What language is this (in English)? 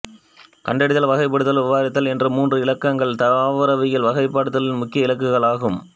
Tamil